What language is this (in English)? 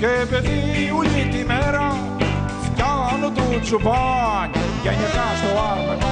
Greek